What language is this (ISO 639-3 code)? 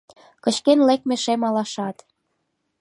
chm